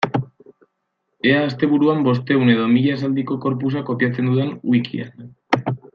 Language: Basque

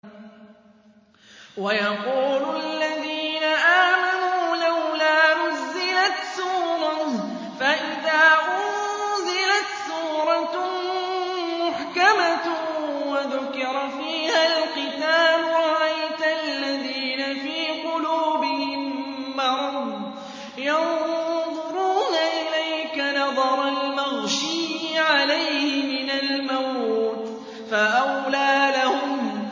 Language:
Arabic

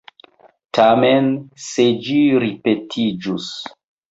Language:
Esperanto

